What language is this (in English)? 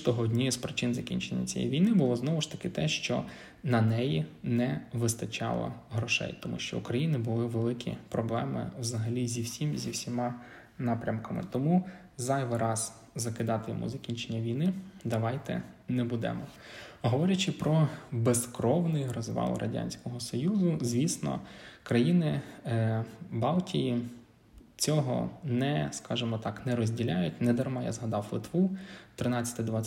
Ukrainian